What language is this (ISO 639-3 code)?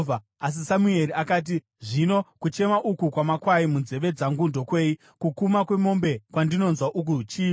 sna